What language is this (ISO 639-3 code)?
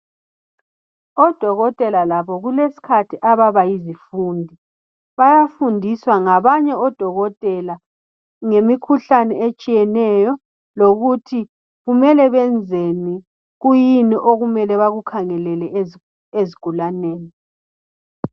nde